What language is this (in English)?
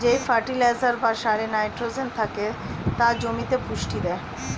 Bangla